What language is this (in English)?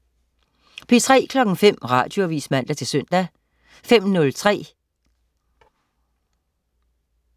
Danish